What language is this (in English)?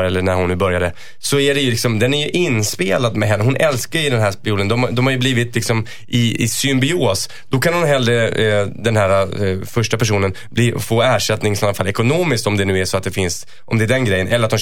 Swedish